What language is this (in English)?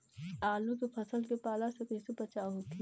Bhojpuri